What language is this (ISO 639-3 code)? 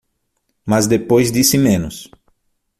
por